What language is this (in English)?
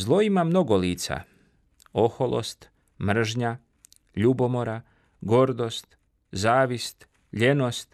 Croatian